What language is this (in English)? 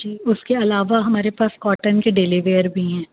Urdu